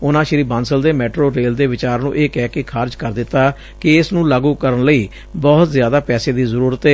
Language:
Punjabi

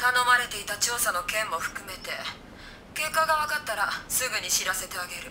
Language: Japanese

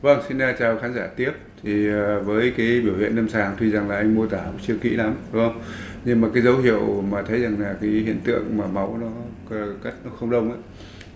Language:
Vietnamese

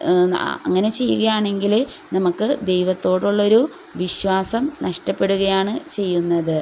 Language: Malayalam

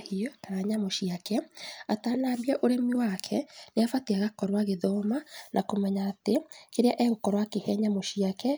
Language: Kikuyu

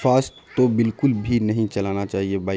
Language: Urdu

